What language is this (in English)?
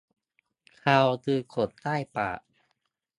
Thai